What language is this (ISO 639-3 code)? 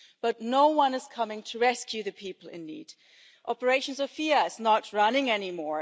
eng